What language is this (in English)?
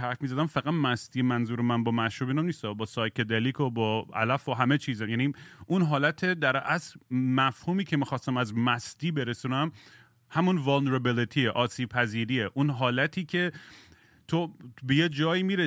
Persian